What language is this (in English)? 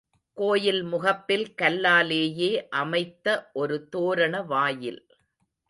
Tamil